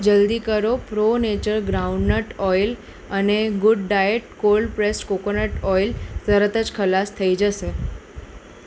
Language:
Gujarati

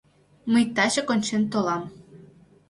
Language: Mari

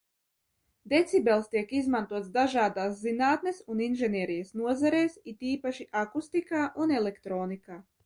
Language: Latvian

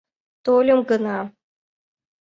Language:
Mari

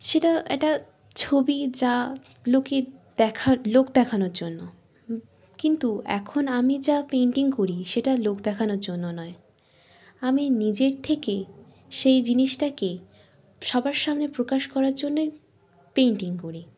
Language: Bangla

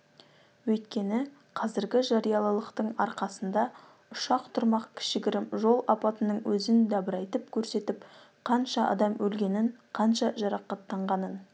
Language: Kazakh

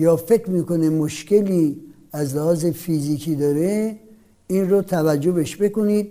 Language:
Persian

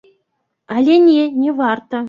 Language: Belarusian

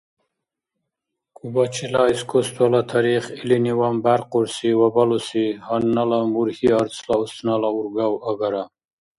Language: Dargwa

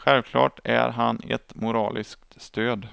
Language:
Swedish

